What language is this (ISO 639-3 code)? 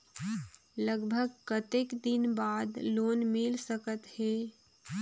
hne